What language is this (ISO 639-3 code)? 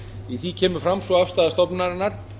isl